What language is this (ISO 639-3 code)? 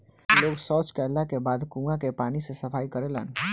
bho